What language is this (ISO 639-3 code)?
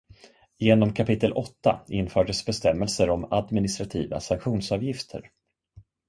swe